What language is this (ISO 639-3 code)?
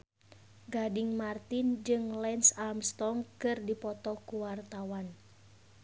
sun